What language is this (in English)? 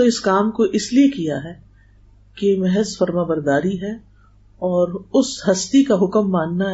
Urdu